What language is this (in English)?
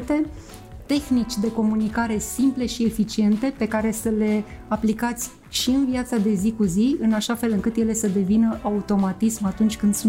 Romanian